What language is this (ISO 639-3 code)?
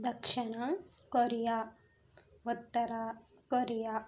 tel